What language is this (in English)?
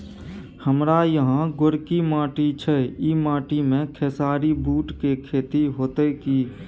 Maithili